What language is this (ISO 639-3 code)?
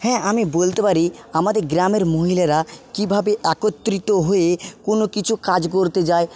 ben